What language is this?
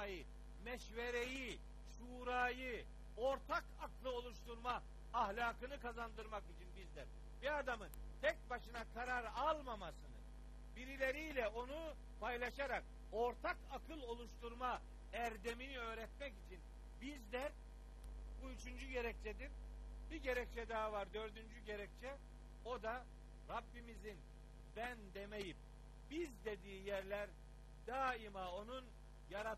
Turkish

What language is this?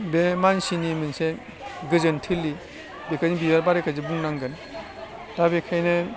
Bodo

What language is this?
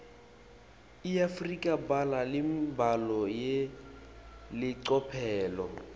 Swati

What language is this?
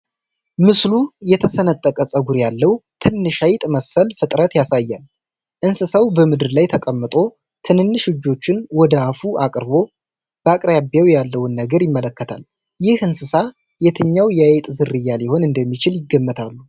Amharic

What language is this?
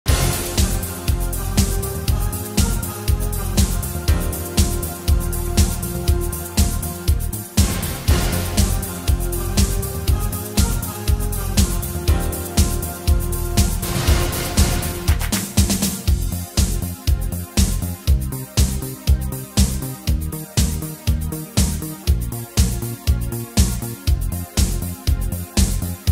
Vietnamese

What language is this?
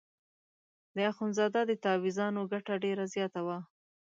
Pashto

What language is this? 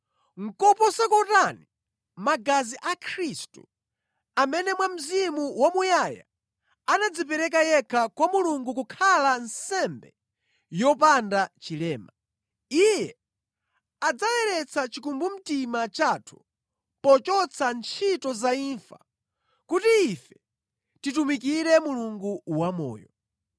Nyanja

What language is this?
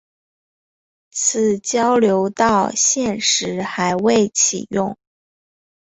Chinese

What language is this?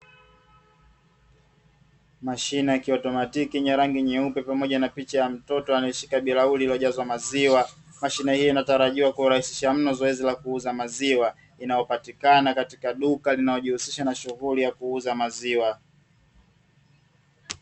Swahili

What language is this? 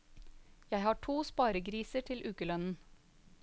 Norwegian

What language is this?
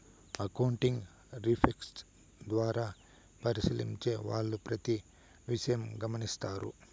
Telugu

